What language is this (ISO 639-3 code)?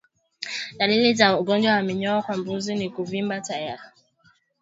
swa